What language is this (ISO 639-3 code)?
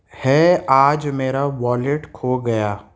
urd